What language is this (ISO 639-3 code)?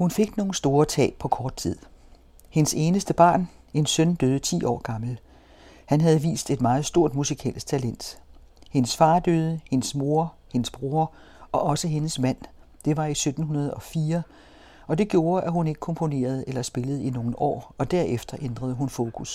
dan